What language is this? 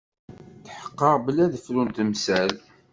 Kabyle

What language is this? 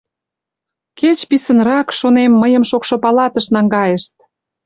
Mari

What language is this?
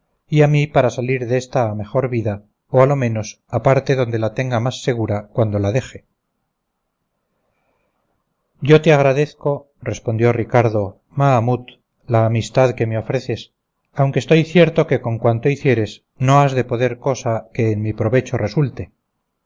Spanish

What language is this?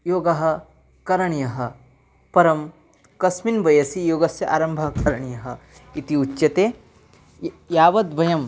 Sanskrit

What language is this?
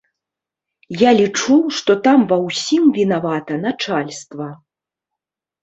Belarusian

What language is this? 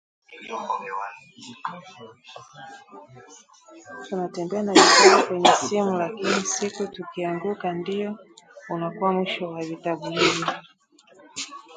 Swahili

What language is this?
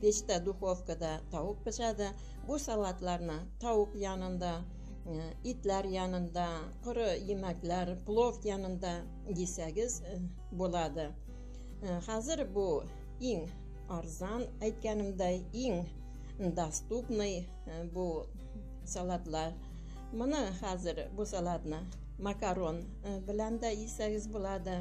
Turkish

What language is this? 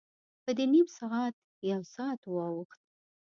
Pashto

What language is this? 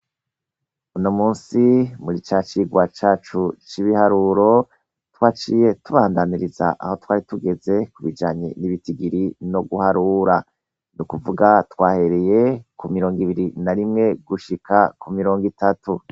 Rundi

